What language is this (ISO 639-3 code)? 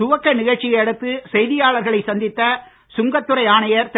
tam